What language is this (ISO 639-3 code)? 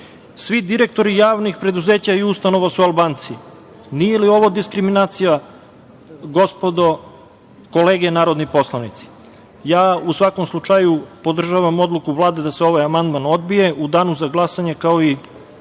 srp